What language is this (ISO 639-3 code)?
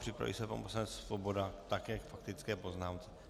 ces